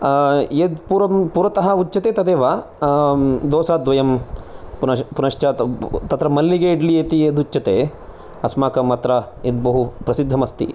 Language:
Sanskrit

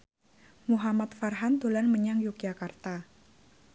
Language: Javanese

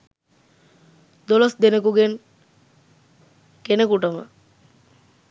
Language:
Sinhala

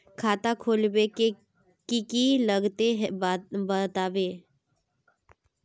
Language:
Magahi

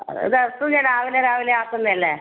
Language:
Malayalam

